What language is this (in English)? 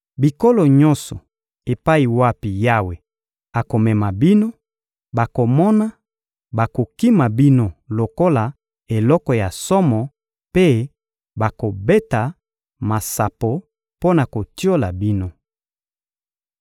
Lingala